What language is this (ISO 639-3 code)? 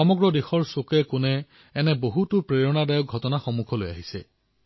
asm